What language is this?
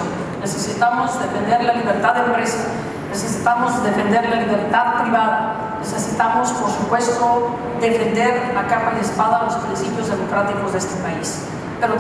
Spanish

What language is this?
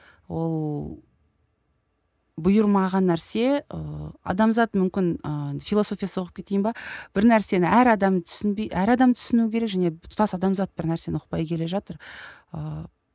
Kazakh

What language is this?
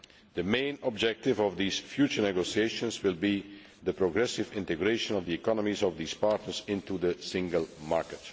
English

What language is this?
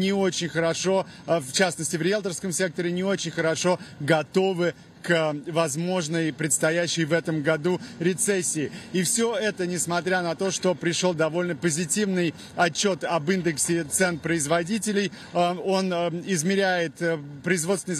Russian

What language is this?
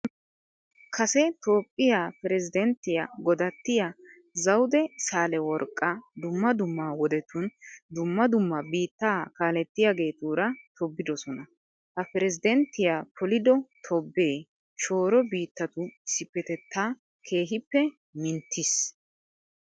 Wolaytta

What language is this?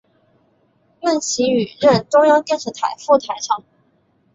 Chinese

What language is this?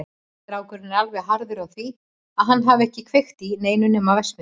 Icelandic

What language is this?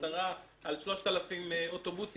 Hebrew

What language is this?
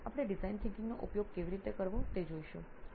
Gujarati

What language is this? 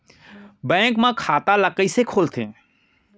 Chhattisgarhi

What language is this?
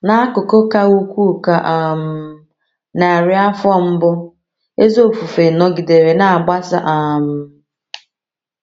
Igbo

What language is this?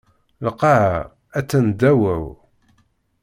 Kabyle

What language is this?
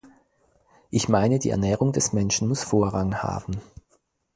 German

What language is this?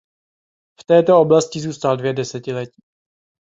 Czech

